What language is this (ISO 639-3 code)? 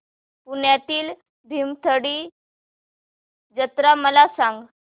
mar